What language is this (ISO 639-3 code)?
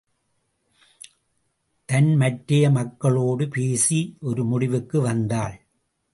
tam